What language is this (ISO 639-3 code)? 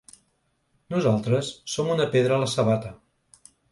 cat